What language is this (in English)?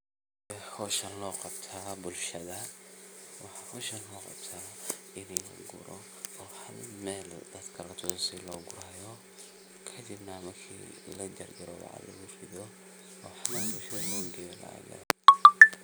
Somali